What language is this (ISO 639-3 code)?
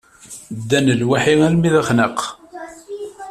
kab